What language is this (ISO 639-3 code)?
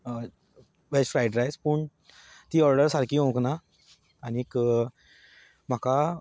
kok